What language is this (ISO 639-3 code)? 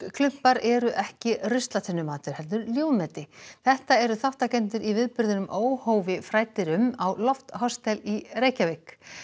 isl